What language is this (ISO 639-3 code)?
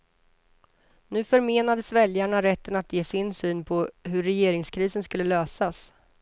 swe